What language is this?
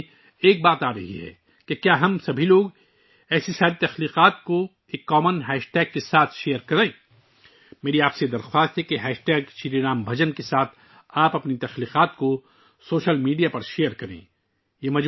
Urdu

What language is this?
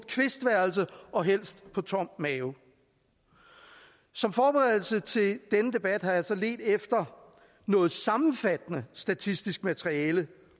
Danish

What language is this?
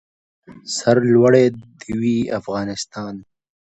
Pashto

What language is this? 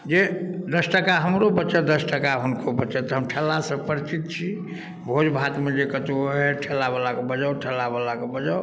Maithili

